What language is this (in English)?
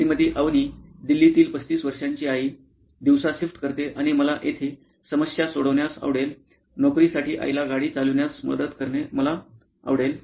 Marathi